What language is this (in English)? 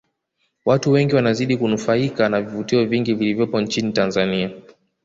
Swahili